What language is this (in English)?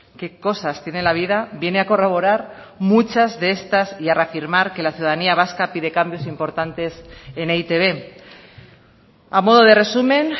Spanish